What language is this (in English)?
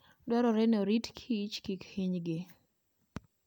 Luo (Kenya and Tanzania)